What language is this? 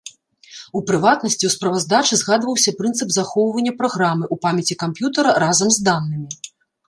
Belarusian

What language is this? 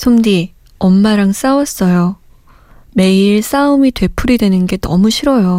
Korean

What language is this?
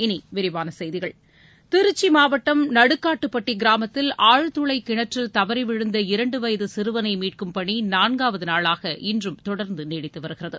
Tamil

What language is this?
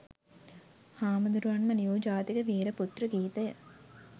Sinhala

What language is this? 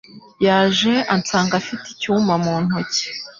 Kinyarwanda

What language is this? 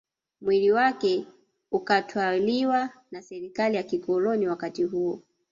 Swahili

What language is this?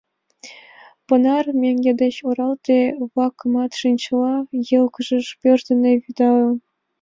Mari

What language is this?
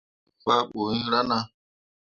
Mundang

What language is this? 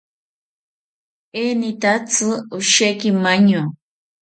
South Ucayali Ashéninka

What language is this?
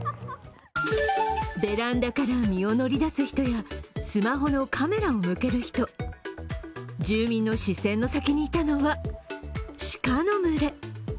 Japanese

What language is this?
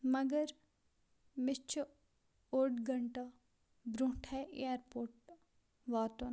Kashmiri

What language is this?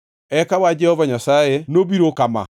Luo (Kenya and Tanzania)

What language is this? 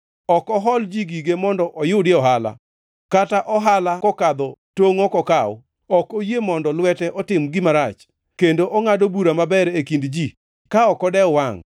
Luo (Kenya and Tanzania)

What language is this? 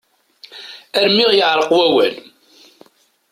Kabyle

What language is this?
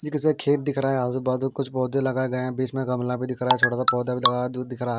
Hindi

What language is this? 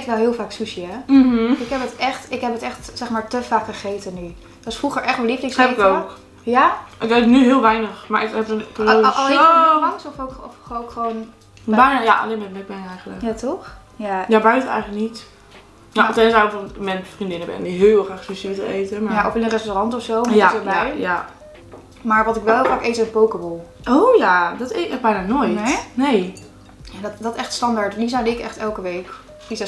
Dutch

